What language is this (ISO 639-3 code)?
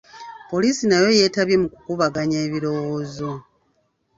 lug